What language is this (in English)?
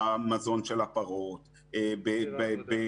Hebrew